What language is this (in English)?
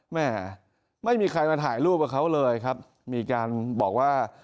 Thai